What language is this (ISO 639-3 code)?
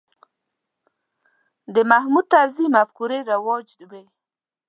pus